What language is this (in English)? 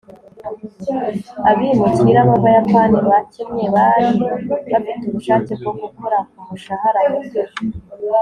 Kinyarwanda